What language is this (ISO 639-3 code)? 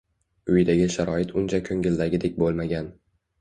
uzb